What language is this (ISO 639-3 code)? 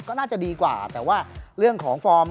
tha